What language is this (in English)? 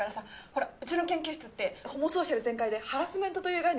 Japanese